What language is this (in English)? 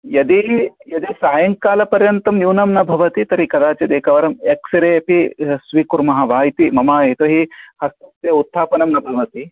Sanskrit